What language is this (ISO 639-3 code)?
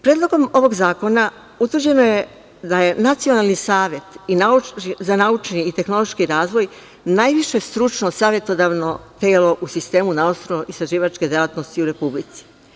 srp